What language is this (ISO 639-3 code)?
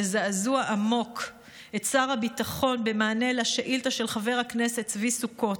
heb